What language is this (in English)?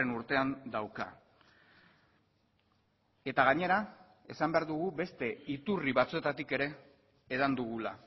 Basque